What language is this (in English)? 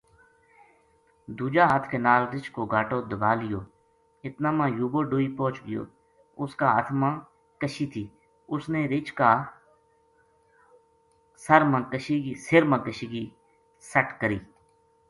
Gujari